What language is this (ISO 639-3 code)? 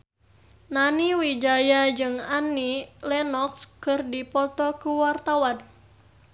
sun